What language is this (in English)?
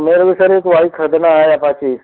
Hindi